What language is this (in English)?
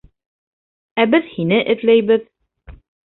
Bashkir